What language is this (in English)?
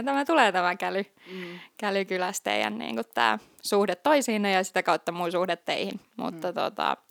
Finnish